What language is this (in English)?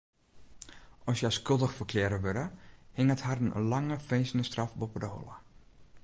Western Frisian